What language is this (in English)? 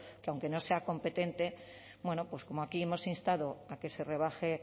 Spanish